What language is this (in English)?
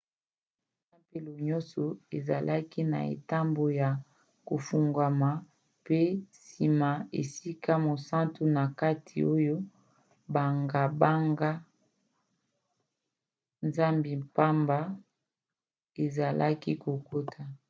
Lingala